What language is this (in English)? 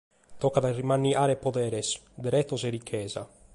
Sardinian